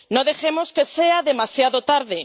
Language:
Spanish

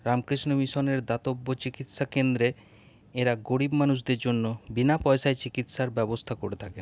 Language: Bangla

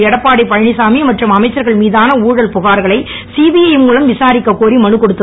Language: Tamil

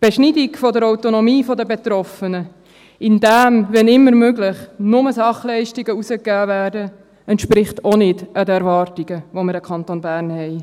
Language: Swiss German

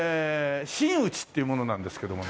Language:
Japanese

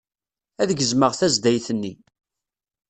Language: Kabyle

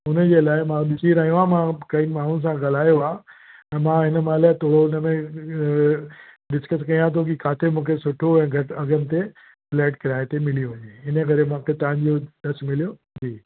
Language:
Sindhi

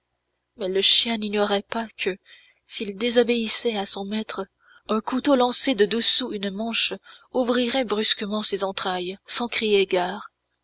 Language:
French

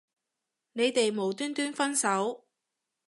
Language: Cantonese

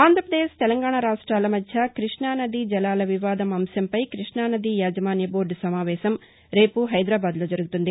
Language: Telugu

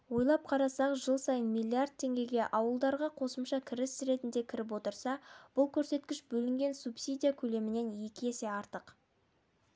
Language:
Kazakh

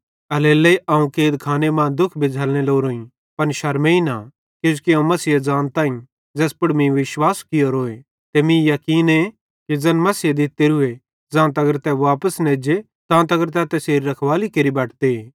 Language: Bhadrawahi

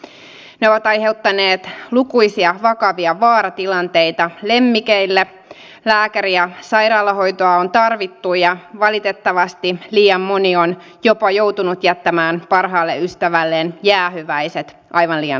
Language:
Finnish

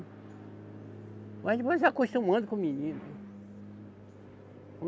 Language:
Portuguese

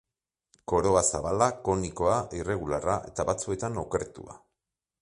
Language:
Basque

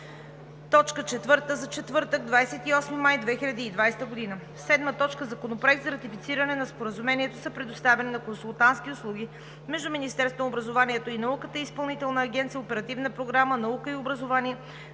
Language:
Bulgarian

